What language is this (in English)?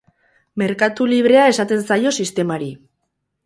Basque